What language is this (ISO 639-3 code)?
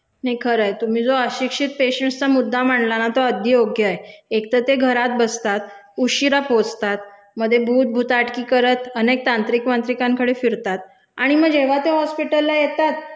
mar